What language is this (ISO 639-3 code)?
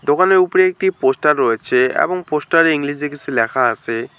ben